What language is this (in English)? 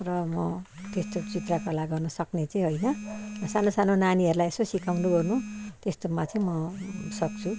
Nepali